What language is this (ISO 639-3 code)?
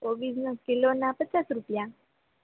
guj